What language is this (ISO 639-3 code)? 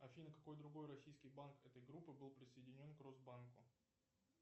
rus